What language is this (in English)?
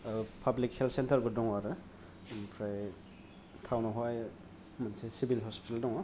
Bodo